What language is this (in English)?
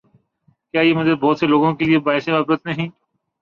Urdu